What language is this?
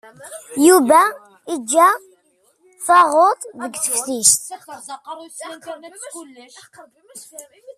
Kabyle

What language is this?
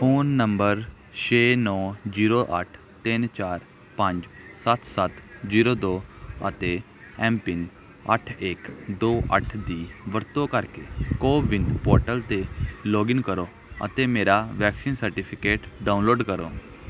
Punjabi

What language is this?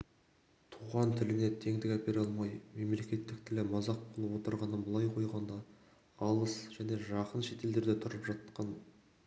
Kazakh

